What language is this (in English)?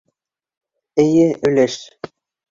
Bashkir